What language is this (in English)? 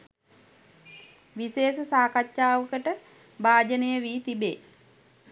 Sinhala